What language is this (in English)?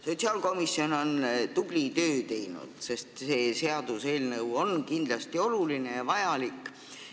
Estonian